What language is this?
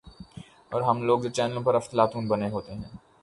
Urdu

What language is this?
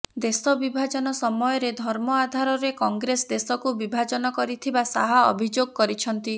Odia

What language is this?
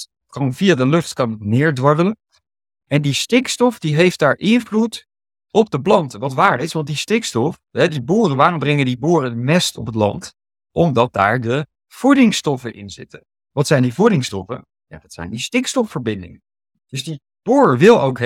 Dutch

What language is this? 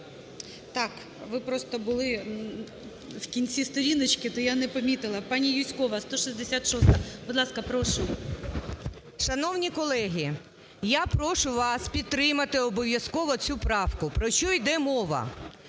Ukrainian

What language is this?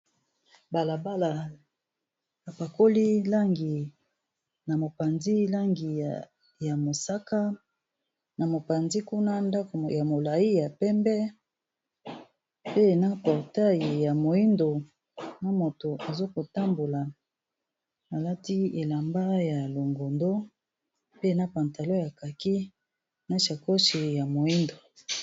Lingala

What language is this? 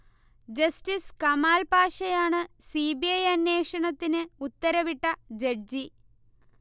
Malayalam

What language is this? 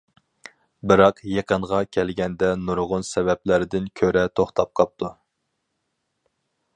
Uyghur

